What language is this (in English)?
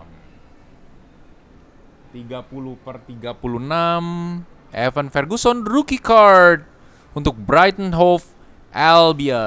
Indonesian